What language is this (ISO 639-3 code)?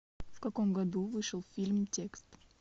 rus